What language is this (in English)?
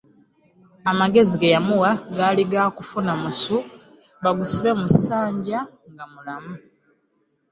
Ganda